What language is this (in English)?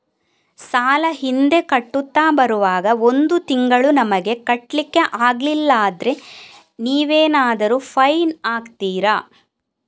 Kannada